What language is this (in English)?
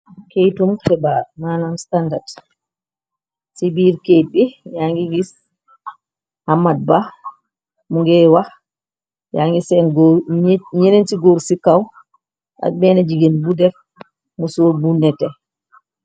Wolof